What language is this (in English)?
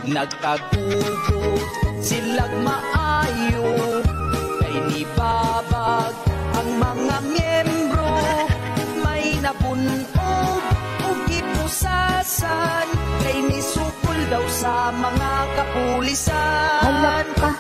Filipino